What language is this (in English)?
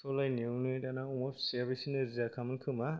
Bodo